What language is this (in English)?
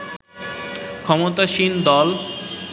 Bangla